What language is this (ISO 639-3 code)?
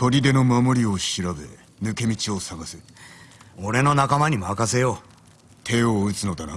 jpn